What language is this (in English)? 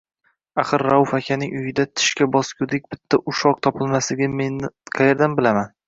Uzbek